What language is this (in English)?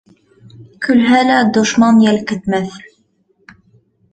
Bashkir